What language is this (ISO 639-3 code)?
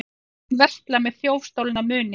isl